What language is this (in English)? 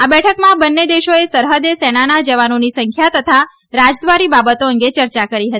Gujarati